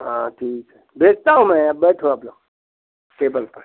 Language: Hindi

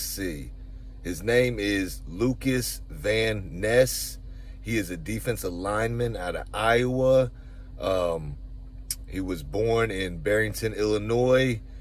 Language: English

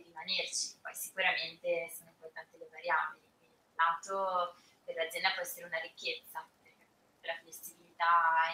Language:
Italian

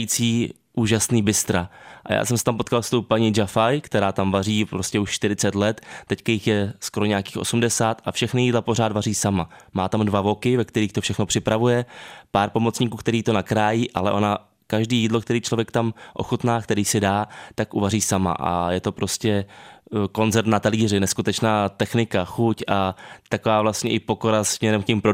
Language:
Czech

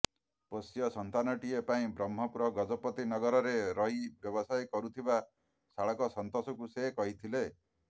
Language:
Odia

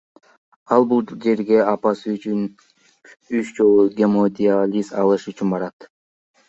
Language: Kyrgyz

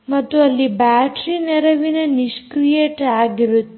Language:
Kannada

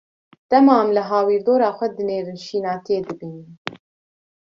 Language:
Kurdish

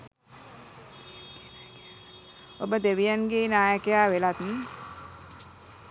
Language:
Sinhala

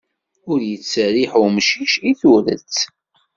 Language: Kabyle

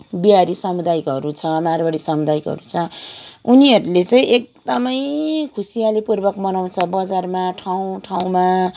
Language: Nepali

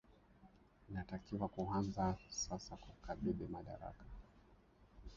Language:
Swahili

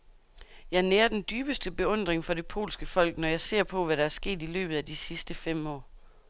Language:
Danish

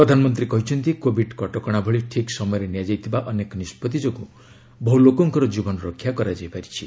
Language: Odia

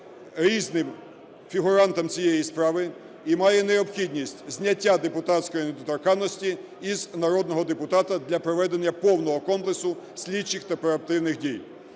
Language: Ukrainian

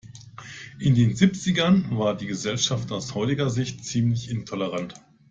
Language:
German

